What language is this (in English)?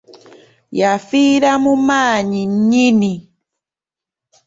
Ganda